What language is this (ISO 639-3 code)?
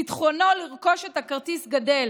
heb